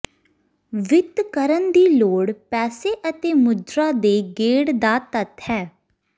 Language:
Punjabi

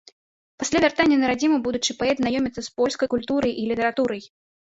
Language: Belarusian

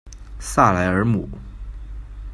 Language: Chinese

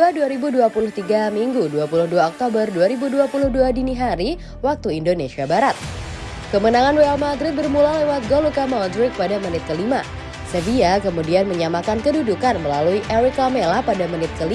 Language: Indonesian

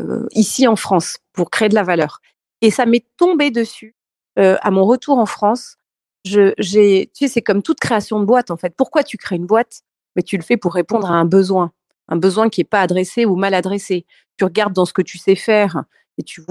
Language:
French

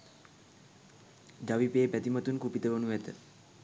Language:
Sinhala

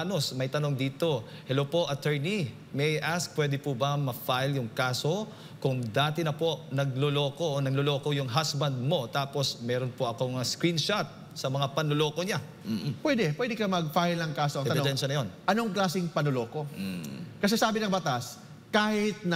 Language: Filipino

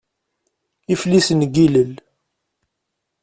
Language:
Kabyle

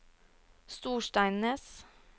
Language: Norwegian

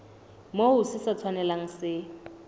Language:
Southern Sotho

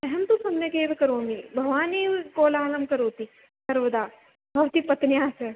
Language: Sanskrit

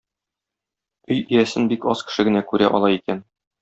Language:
Tatar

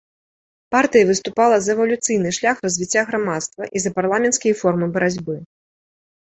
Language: Belarusian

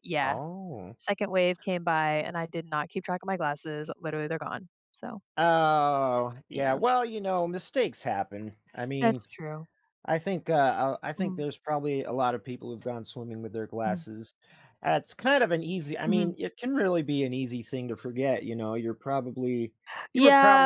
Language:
English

